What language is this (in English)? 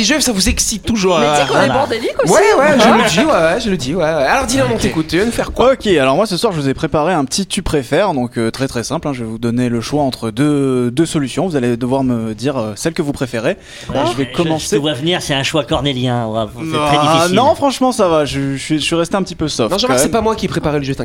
French